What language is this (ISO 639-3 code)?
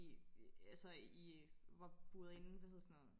dan